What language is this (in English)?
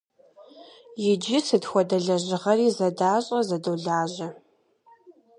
Kabardian